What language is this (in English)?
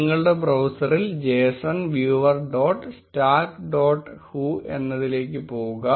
Malayalam